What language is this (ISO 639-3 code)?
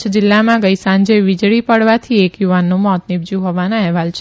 guj